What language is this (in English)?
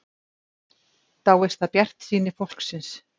Icelandic